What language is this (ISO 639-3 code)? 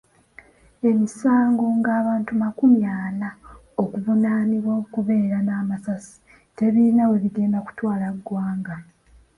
lug